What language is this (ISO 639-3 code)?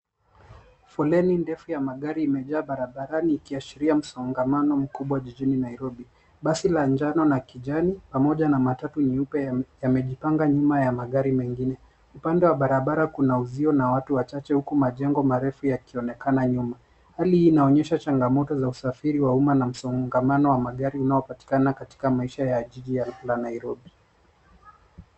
swa